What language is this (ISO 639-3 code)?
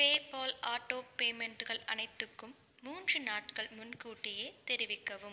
tam